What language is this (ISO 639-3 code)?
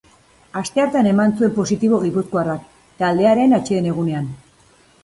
eus